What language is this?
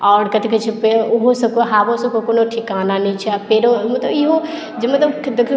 Maithili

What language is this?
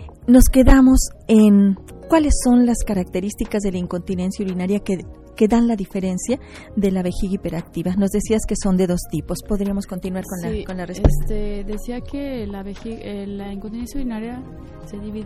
Spanish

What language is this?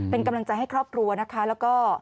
Thai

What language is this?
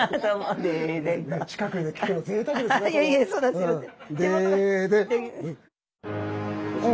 Japanese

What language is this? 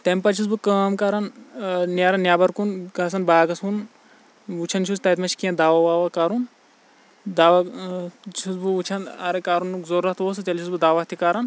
Kashmiri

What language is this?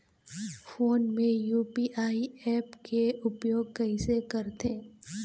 Chhattisgarhi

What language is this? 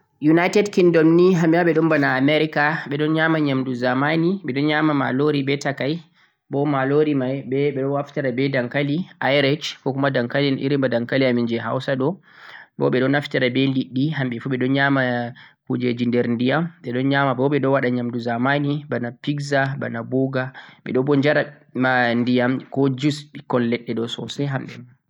Central-Eastern Niger Fulfulde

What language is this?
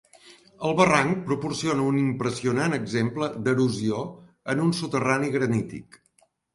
Catalan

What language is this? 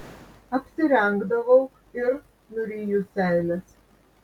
Lithuanian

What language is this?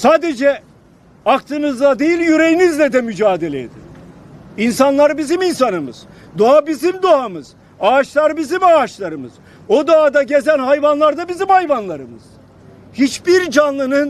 Turkish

